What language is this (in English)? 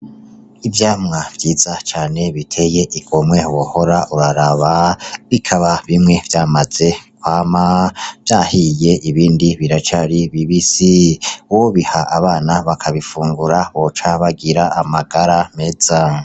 Rundi